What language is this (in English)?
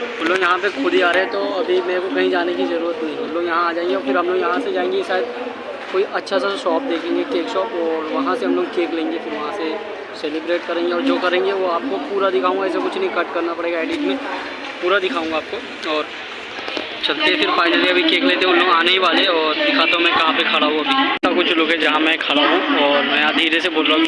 Hindi